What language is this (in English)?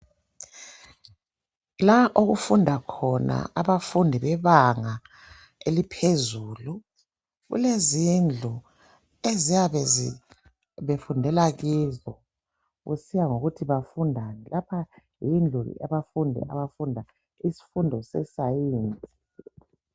North Ndebele